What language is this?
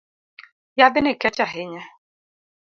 Luo (Kenya and Tanzania)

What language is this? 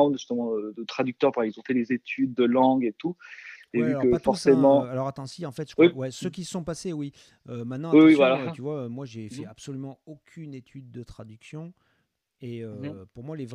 French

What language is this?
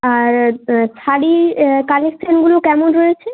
Bangla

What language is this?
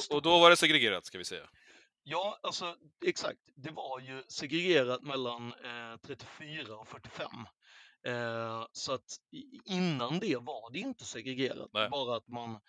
Swedish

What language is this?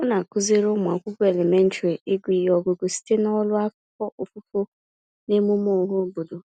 Igbo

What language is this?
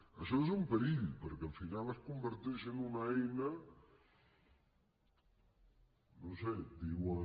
Catalan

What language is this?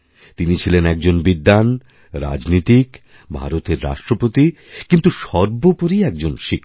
Bangla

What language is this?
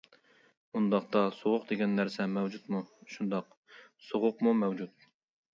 Uyghur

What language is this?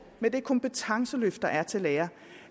Danish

